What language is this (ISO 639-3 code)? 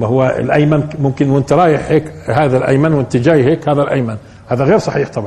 ara